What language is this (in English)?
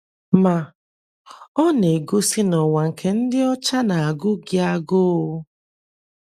Igbo